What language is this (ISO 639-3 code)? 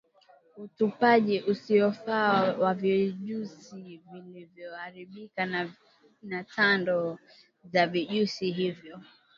swa